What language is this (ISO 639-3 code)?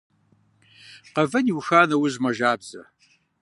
kbd